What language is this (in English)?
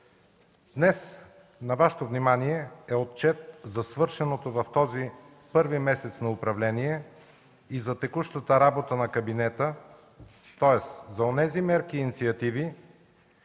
Bulgarian